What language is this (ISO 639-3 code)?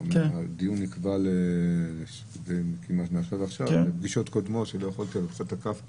heb